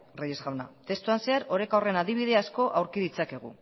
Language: Basque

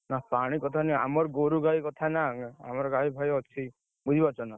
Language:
Odia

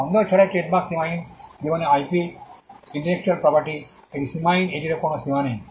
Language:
Bangla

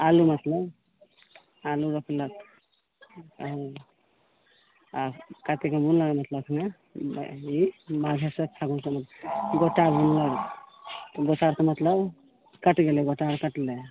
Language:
Maithili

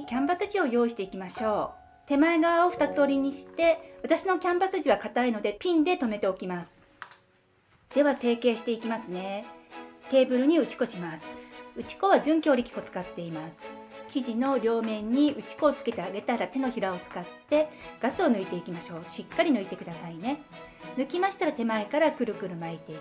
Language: Japanese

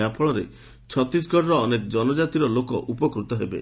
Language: Odia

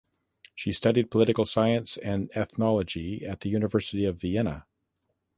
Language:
English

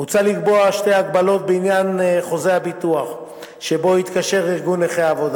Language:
Hebrew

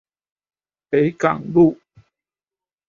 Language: Chinese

